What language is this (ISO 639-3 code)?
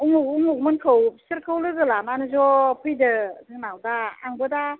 brx